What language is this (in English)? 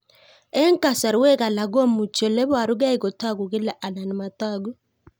Kalenjin